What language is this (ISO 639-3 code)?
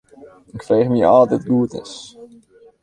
fry